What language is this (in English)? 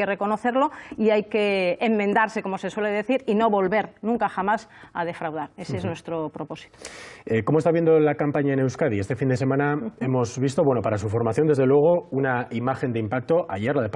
Spanish